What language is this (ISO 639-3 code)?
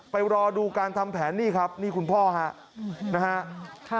tha